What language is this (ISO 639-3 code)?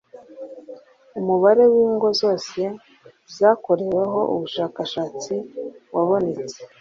kin